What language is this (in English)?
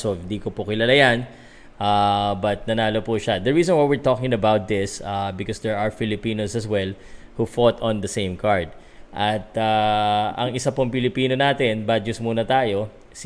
Filipino